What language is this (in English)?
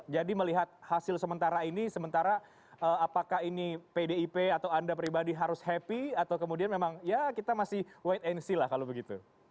Indonesian